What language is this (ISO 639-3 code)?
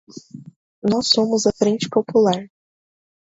por